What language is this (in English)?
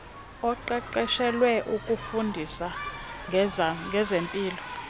Xhosa